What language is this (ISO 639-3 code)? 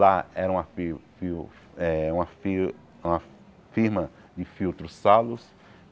por